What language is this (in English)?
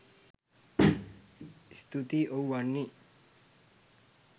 Sinhala